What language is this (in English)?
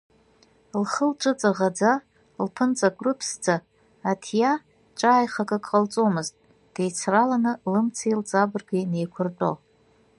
Abkhazian